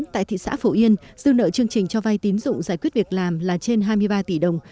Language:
Vietnamese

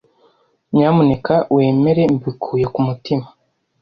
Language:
Kinyarwanda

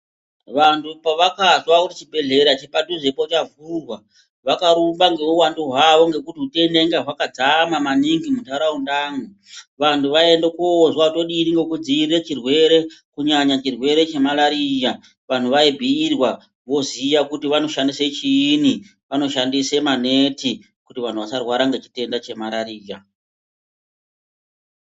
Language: Ndau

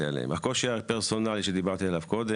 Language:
Hebrew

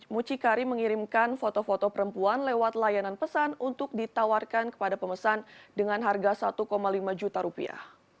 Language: Indonesian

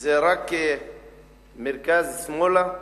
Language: Hebrew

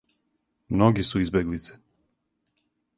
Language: Serbian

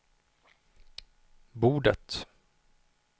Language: Swedish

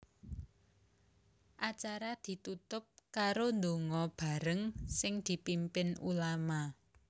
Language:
Javanese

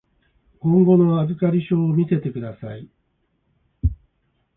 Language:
Japanese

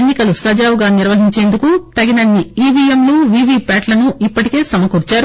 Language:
Telugu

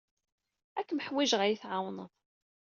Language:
Kabyle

